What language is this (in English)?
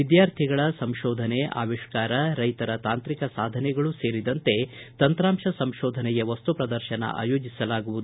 Kannada